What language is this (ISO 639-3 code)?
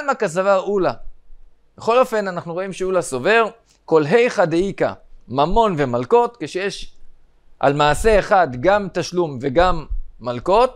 heb